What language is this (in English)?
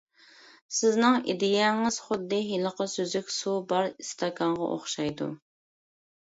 Uyghur